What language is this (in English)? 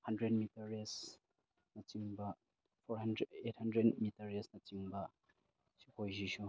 Manipuri